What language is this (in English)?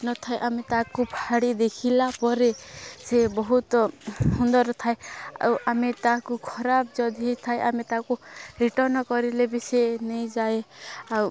Odia